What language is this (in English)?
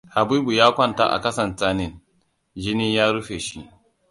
Hausa